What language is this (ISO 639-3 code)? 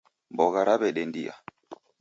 dav